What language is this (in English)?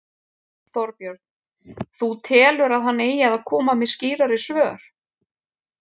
Icelandic